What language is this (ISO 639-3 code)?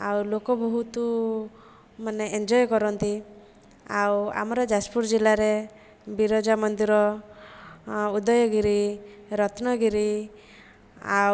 ori